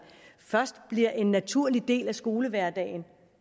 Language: Danish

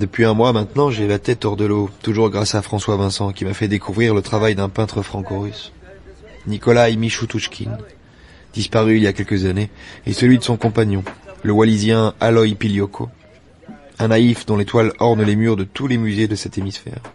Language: French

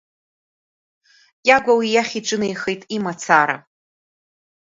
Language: Abkhazian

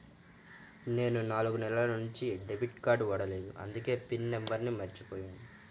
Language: Telugu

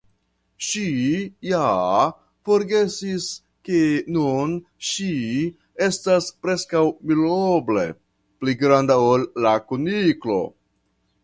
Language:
Esperanto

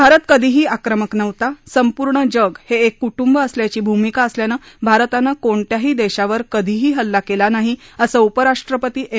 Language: Marathi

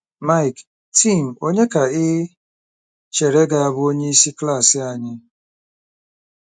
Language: Igbo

